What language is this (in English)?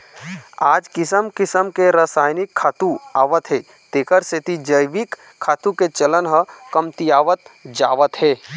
Chhattisgarhi